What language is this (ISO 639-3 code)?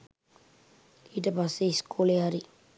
sin